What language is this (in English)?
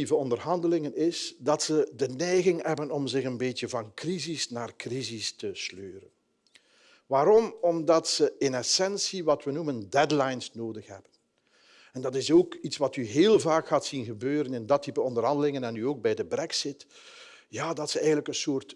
Dutch